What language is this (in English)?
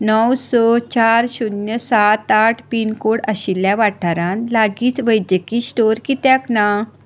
Konkani